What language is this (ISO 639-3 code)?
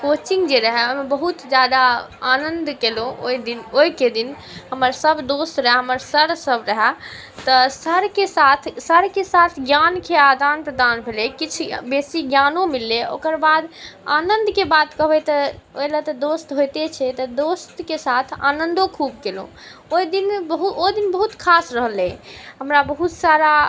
mai